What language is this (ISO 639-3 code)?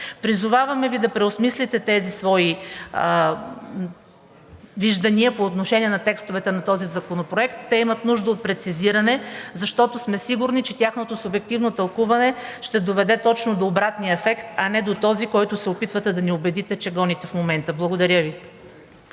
bul